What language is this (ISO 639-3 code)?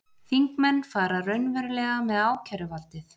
isl